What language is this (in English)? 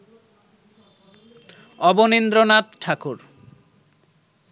Bangla